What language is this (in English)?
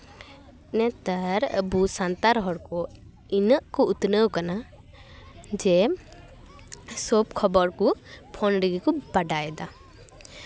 Santali